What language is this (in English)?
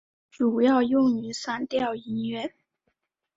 Chinese